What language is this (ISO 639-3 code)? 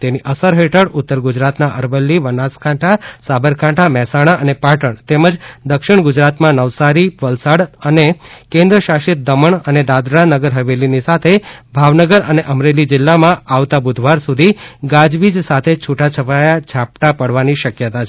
guj